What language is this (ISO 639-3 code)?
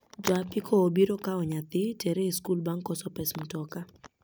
luo